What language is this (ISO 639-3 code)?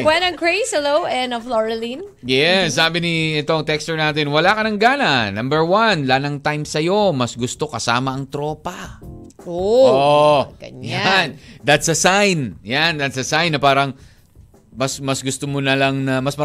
fil